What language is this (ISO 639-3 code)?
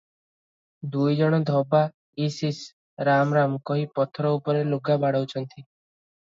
ori